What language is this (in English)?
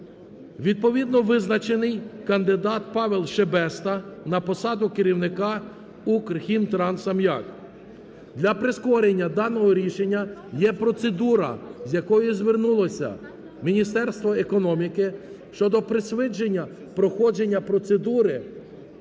Ukrainian